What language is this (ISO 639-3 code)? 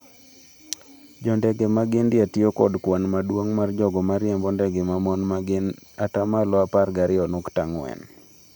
luo